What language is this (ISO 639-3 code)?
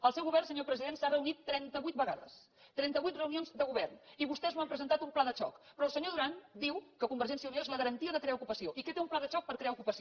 cat